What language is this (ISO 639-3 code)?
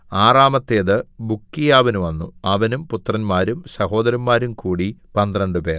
mal